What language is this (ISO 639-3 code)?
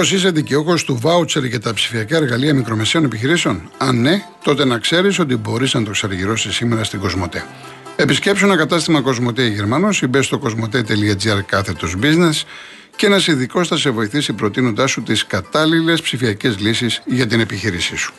ell